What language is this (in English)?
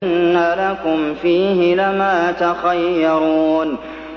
Arabic